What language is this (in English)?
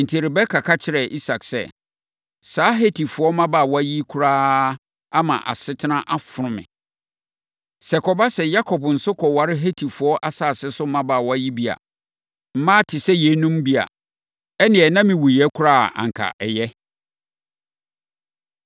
Akan